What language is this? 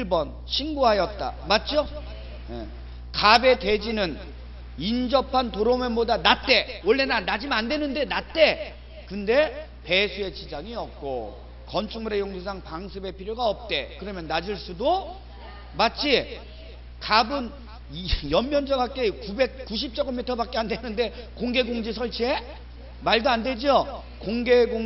Korean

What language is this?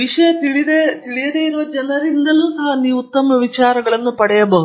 Kannada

